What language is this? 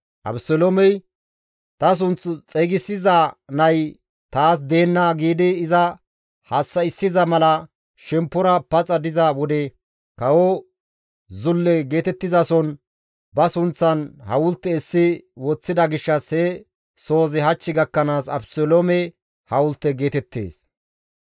Gamo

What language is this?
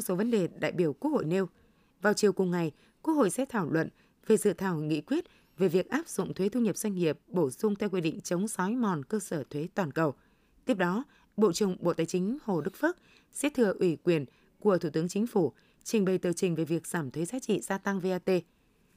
Vietnamese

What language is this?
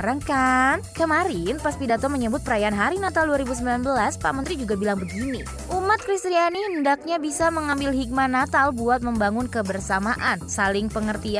Indonesian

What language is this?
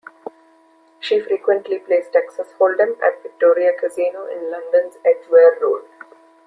English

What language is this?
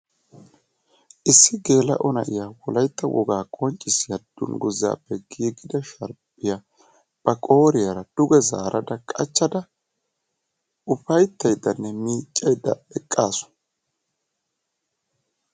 Wolaytta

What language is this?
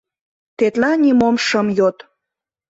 Mari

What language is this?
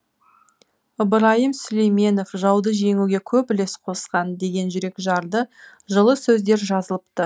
Kazakh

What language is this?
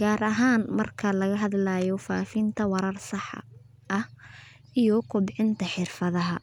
Somali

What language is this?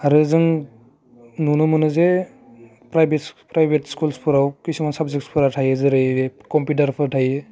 Bodo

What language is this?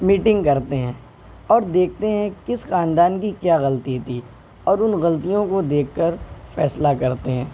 Urdu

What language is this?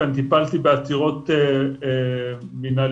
Hebrew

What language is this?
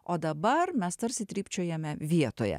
Lithuanian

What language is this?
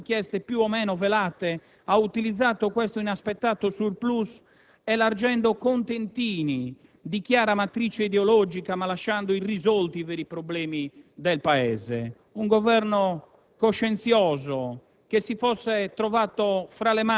Italian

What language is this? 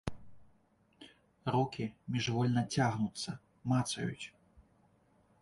Belarusian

